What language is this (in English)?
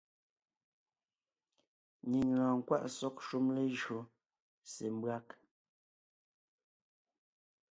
Ngiemboon